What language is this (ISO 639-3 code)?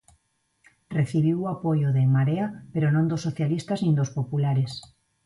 glg